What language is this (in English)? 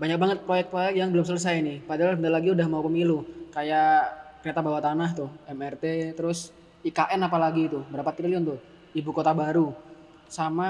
Indonesian